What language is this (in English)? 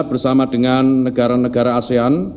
Indonesian